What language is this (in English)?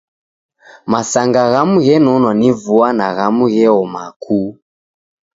Taita